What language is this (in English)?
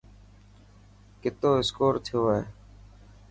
Dhatki